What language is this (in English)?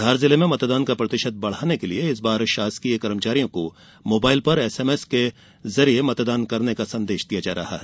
Hindi